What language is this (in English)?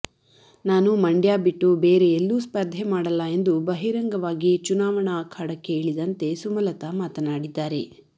Kannada